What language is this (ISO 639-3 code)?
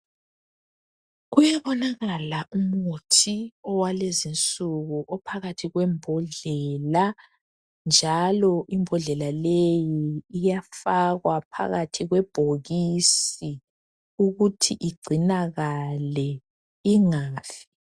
nde